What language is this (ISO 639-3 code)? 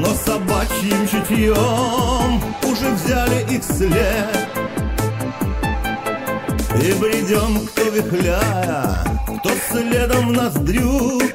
rus